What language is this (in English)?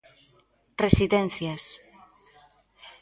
Galician